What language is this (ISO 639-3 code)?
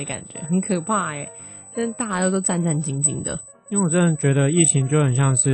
zho